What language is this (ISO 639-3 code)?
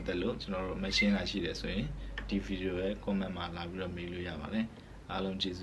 kor